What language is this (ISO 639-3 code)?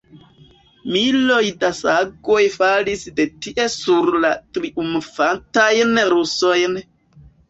epo